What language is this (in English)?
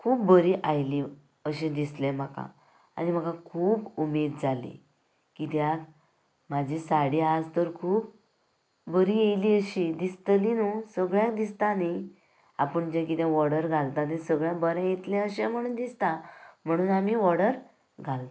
Konkani